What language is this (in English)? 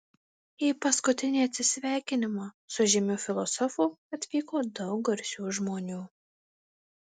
Lithuanian